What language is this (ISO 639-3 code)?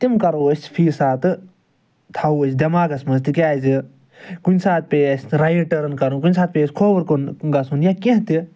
kas